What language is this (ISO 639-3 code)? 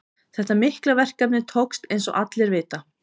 isl